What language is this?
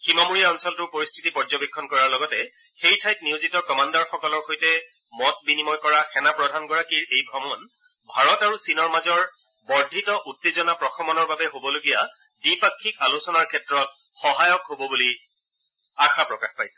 Assamese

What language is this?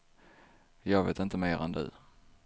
Swedish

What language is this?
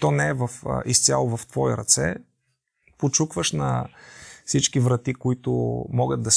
Bulgarian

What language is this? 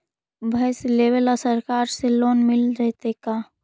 Magahi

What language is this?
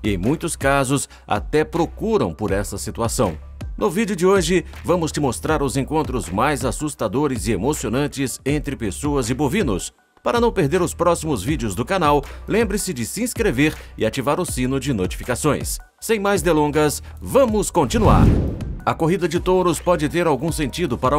Portuguese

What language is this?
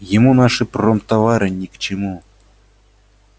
Russian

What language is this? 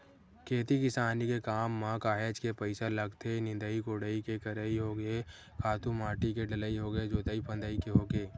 Chhattisgarhi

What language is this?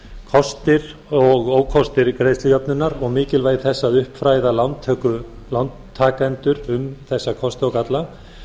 Icelandic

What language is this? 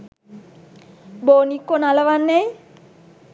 Sinhala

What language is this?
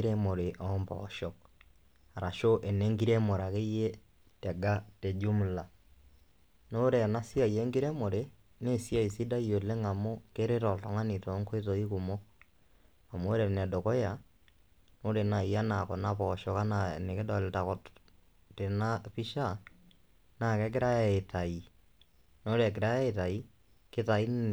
Masai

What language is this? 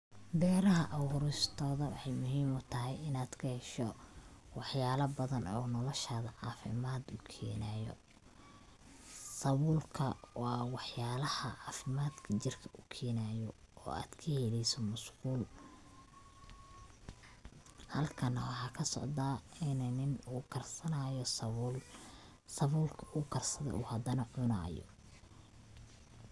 Somali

